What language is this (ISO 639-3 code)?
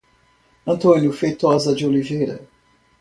por